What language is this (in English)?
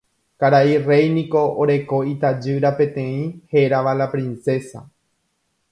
Guarani